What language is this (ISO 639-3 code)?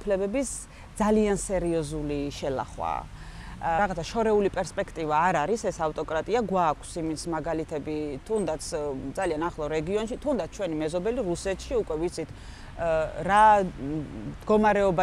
ron